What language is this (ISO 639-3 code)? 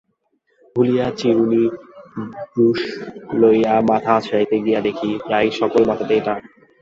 ben